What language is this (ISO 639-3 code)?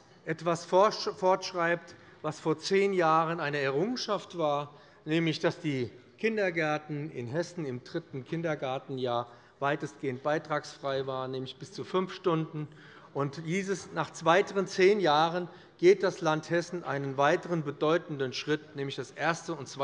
deu